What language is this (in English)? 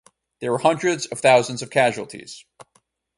English